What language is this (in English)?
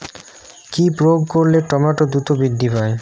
Bangla